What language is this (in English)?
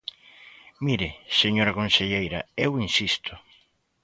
Galician